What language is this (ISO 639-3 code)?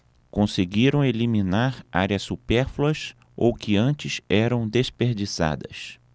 por